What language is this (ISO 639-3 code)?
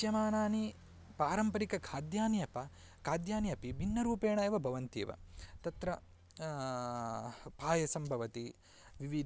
san